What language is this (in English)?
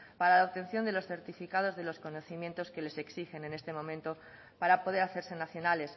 Spanish